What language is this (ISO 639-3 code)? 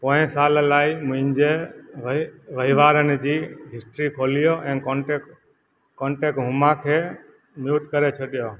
snd